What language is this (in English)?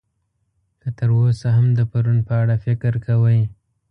Pashto